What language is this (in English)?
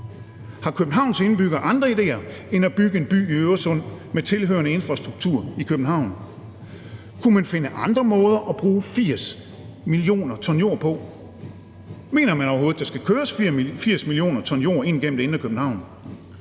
Danish